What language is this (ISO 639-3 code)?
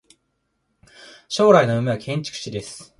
jpn